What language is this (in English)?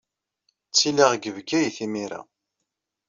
Kabyle